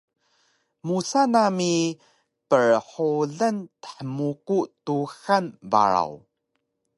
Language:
Taroko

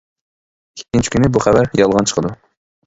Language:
Uyghur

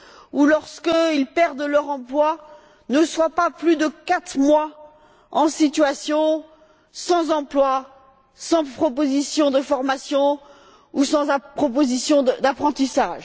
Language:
French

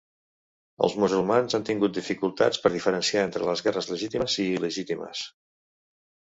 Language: Catalan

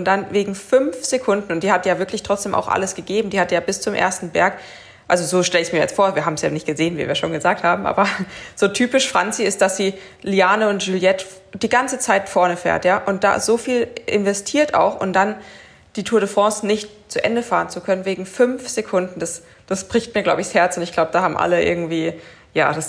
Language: German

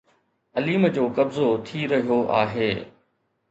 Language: Sindhi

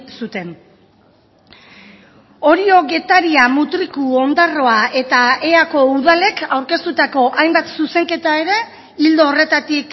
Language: Basque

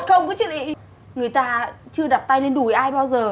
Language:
Vietnamese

